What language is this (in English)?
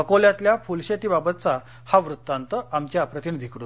Marathi